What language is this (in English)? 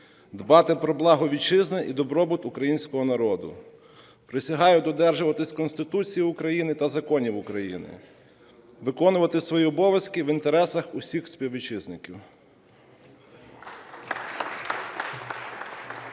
Ukrainian